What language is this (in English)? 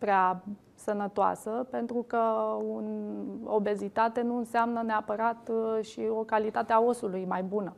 Romanian